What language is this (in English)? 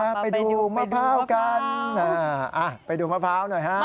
Thai